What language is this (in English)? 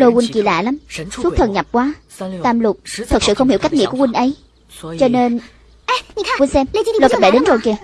Vietnamese